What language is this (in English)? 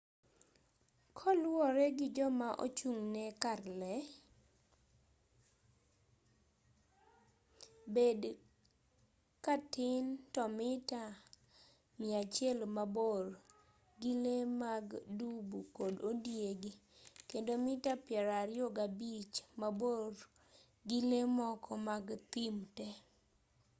Luo (Kenya and Tanzania)